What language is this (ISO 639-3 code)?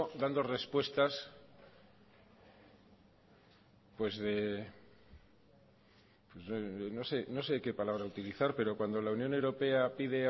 spa